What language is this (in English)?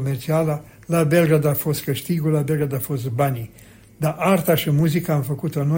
Romanian